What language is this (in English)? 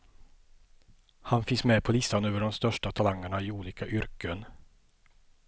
Swedish